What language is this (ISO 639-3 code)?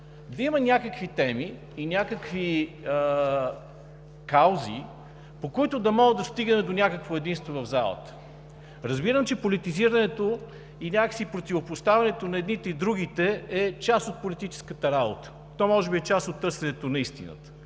bul